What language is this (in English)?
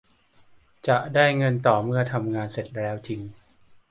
Thai